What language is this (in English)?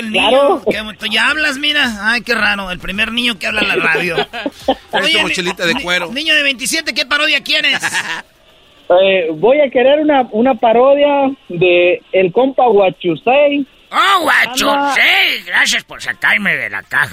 Spanish